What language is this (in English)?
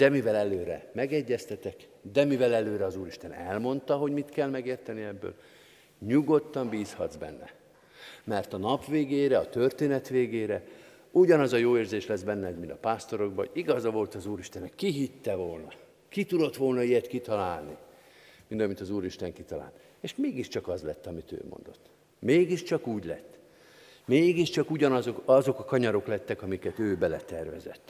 Hungarian